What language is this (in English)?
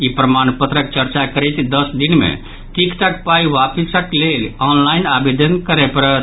Maithili